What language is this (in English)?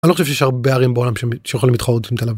Hebrew